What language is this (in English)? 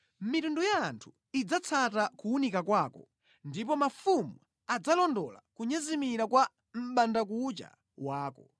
Nyanja